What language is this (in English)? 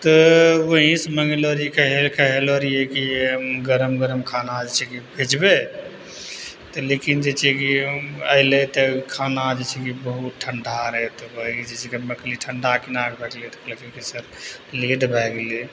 Maithili